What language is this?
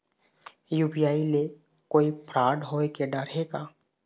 Chhattisgarhi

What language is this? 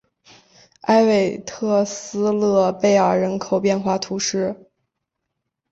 Chinese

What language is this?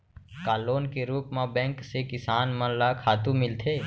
Chhattisgarhi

